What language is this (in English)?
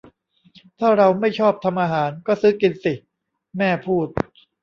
Thai